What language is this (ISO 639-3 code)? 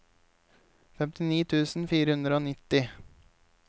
nor